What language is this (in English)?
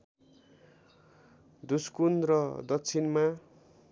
Nepali